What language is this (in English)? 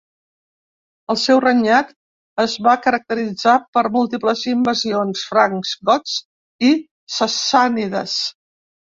Catalan